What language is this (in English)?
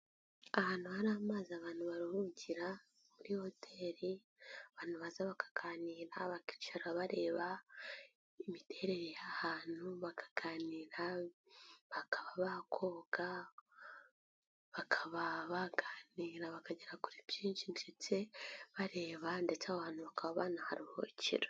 Kinyarwanda